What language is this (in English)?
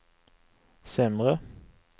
Swedish